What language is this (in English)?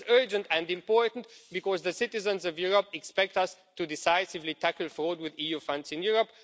English